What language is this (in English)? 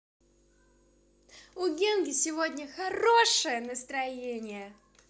Russian